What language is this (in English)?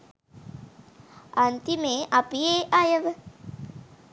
Sinhala